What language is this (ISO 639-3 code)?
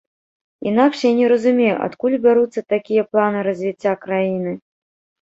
bel